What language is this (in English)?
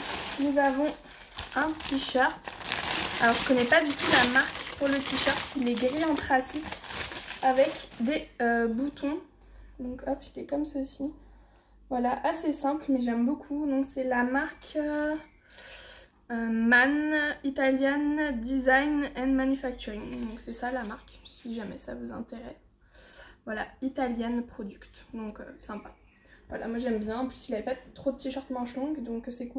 French